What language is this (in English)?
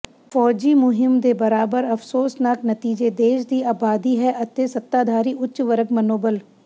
Punjabi